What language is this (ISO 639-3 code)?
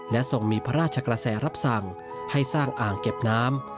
tha